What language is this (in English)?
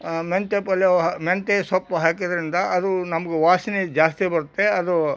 Kannada